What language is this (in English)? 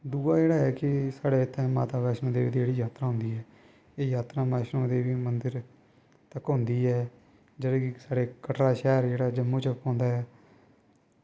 Dogri